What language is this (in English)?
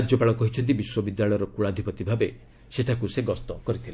Odia